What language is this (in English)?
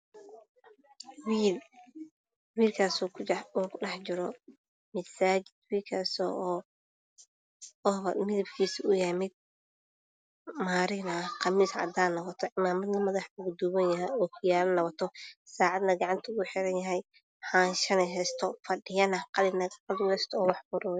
Somali